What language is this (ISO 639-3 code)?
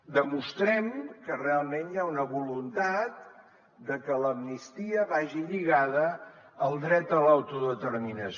cat